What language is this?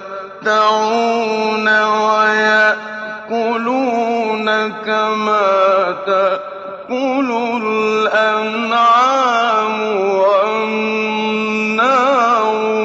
Arabic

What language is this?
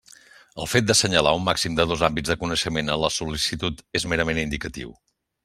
Catalan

